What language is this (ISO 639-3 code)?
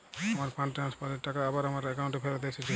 ben